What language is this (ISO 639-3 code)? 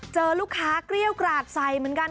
tha